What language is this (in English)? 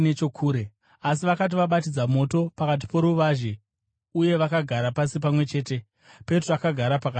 Shona